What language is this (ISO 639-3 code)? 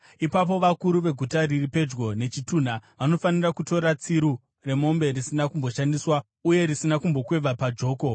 sna